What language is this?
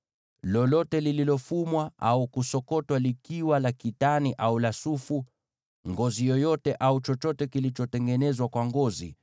Swahili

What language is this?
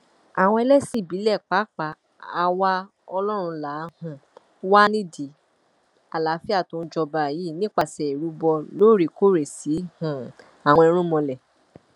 Yoruba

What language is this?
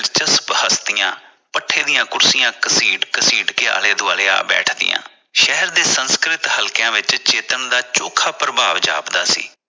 Punjabi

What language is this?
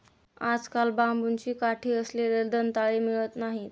Marathi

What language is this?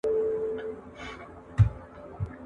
Pashto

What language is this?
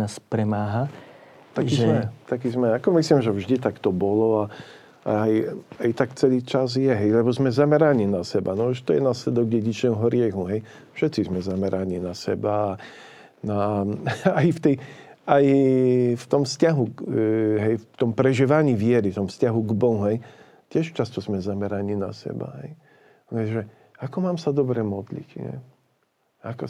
Slovak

